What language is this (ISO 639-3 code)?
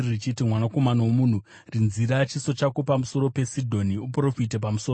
sna